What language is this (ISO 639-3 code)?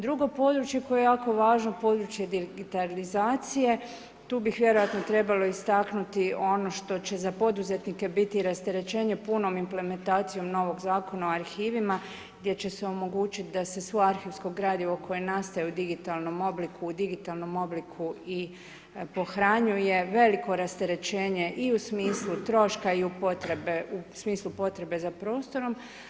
hrv